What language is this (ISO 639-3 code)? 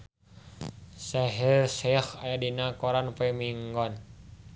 sun